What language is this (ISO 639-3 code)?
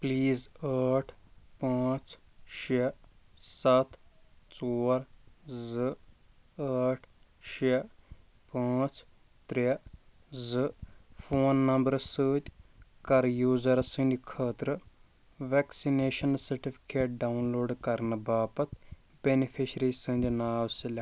kas